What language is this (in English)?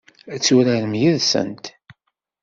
Kabyle